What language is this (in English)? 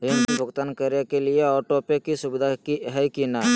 Magahi